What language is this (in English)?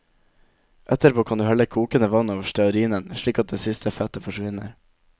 Norwegian